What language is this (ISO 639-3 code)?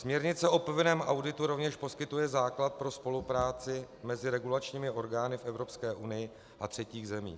ces